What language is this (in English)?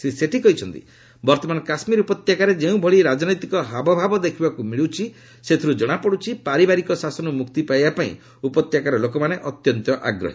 Odia